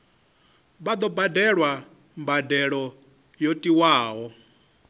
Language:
Venda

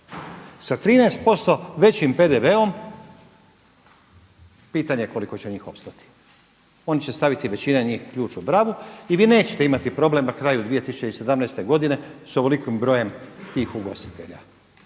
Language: Croatian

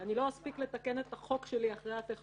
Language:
Hebrew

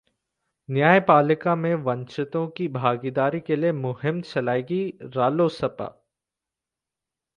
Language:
Hindi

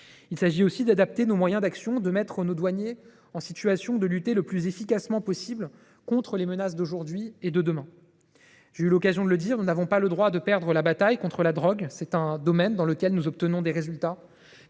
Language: French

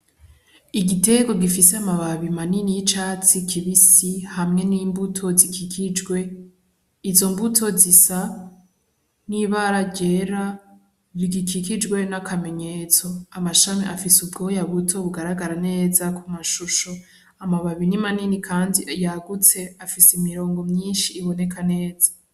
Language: Rundi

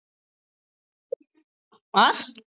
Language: Tamil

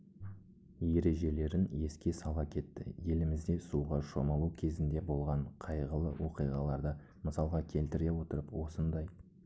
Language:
Kazakh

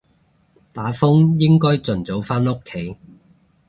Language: Cantonese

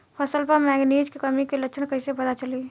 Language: Bhojpuri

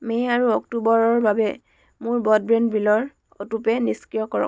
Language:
Assamese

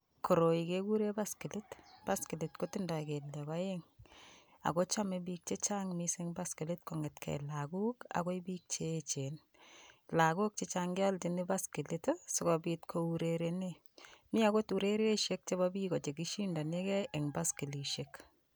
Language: Kalenjin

